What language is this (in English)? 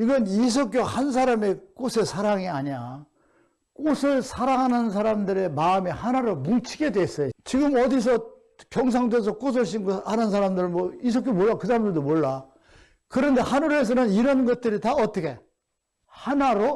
Korean